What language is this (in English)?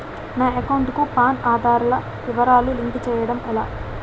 Telugu